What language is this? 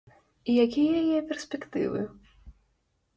Belarusian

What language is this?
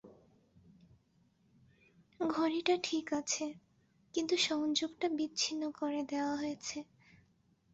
Bangla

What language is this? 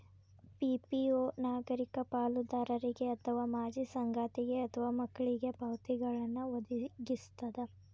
Kannada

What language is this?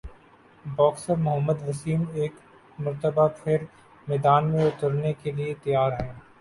Urdu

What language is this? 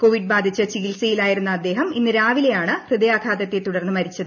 Malayalam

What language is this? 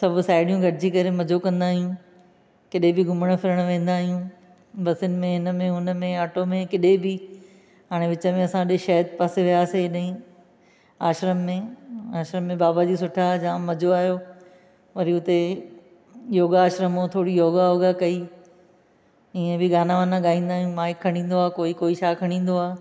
Sindhi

